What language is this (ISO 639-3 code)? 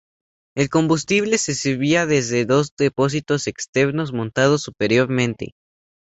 spa